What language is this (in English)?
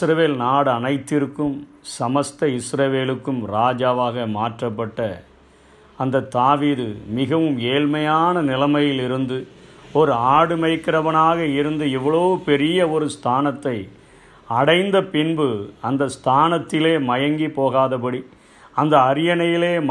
Tamil